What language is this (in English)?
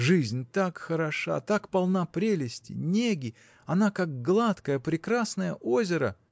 Russian